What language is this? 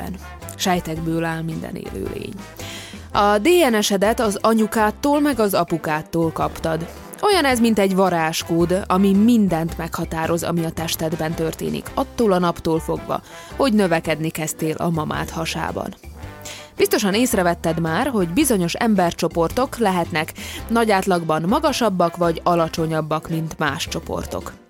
Hungarian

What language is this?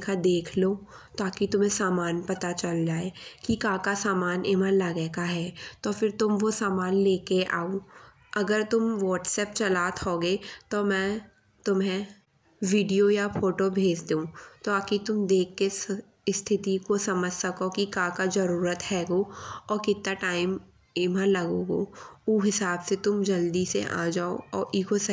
Bundeli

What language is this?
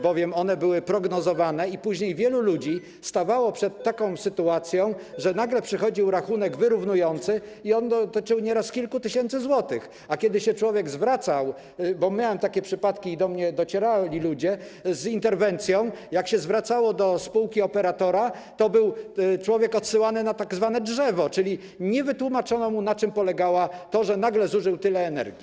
Polish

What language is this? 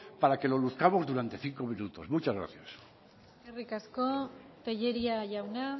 Spanish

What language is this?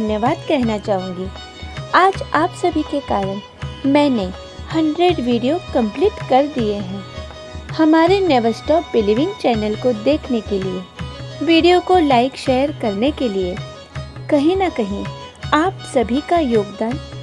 Hindi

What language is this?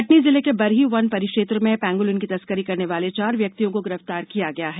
Hindi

